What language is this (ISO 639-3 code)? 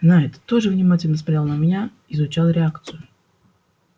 rus